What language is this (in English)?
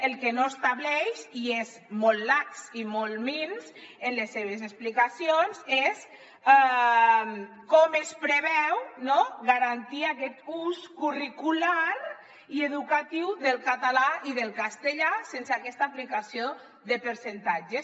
Catalan